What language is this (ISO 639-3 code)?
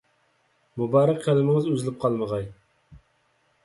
uig